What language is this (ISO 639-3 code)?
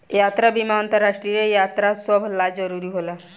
bho